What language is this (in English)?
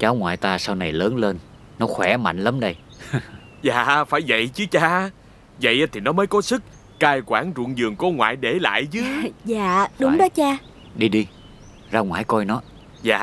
Vietnamese